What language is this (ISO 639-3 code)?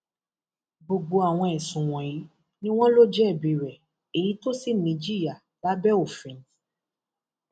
yor